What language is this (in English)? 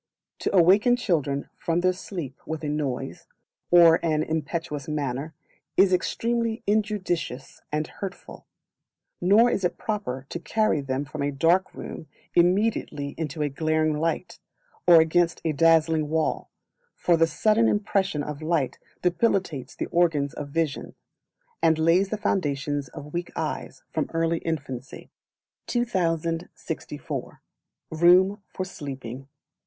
English